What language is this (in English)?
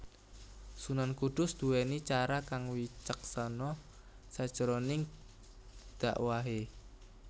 Javanese